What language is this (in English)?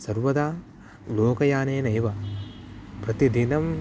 Sanskrit